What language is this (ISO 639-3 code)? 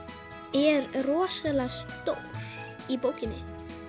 isl